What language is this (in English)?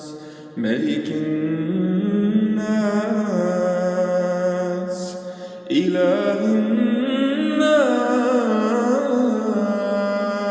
Arabic